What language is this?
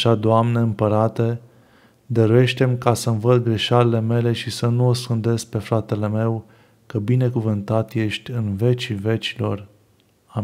Romanian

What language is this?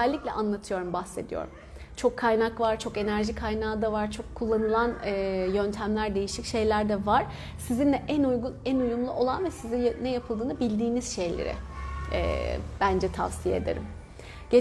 Turkish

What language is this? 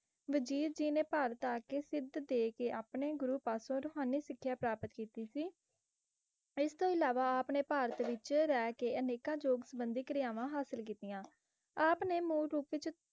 Punjabi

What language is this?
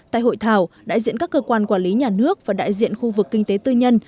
Vietnamese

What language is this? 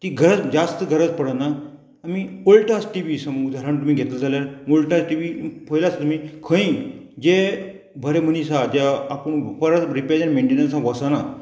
Konkani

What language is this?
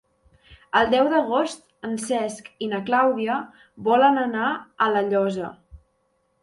Catalan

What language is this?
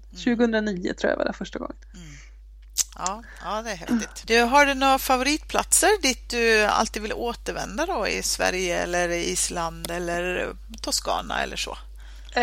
Swedish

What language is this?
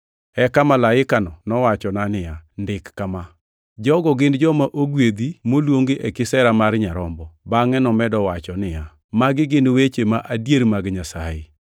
Luo (Kenya and Tanzania)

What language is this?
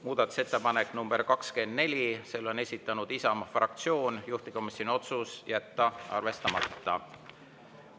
Estonian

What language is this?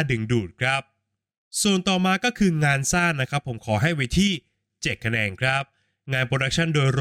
Thai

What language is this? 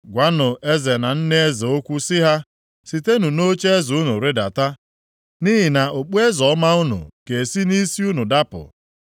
Igbo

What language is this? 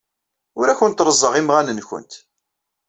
Kabyle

